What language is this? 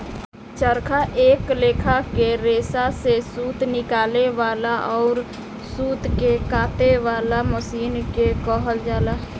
Bhojpuri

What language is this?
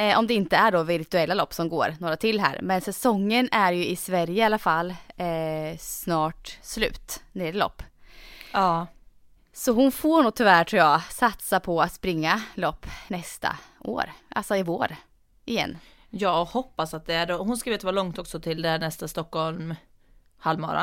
Swedish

